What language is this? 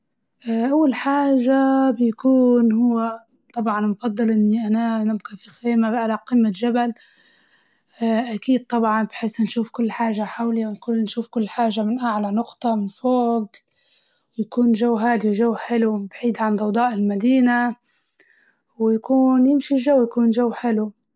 Libyan Arabic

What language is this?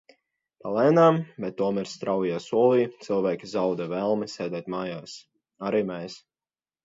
Latvian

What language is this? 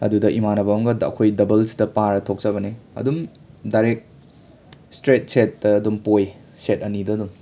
Manipuri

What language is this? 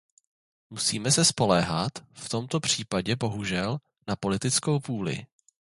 Czech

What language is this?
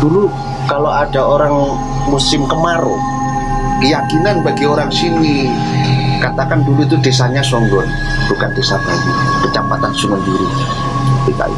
Indonesian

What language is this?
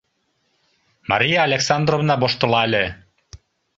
Mari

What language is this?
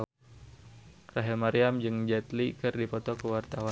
Sundanese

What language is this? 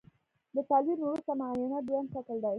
Pashto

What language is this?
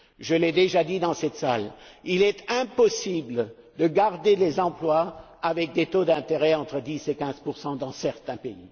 French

